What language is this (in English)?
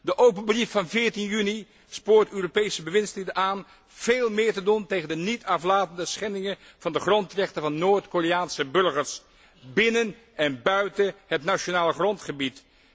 Dutch